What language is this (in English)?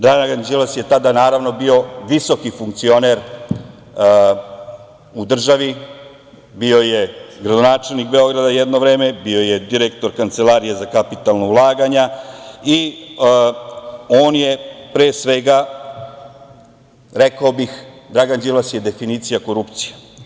Serbian